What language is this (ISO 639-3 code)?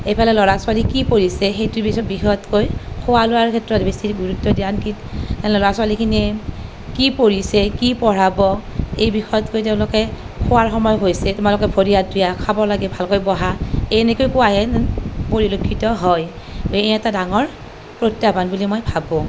asm